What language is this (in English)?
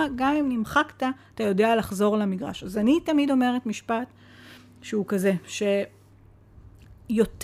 Hebrew